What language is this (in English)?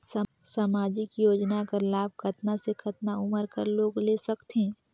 Chhattisgarhi